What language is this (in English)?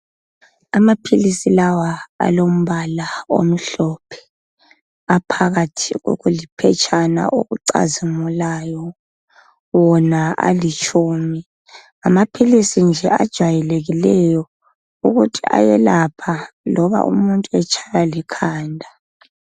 North Ndebele